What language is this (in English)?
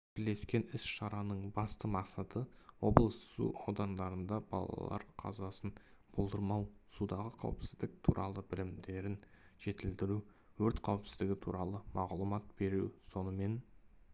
Kazakh